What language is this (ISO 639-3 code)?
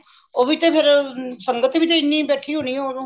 pan